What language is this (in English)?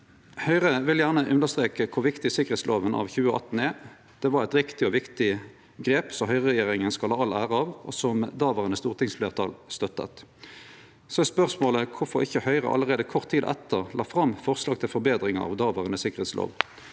Norwegian